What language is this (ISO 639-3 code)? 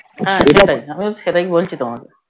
ben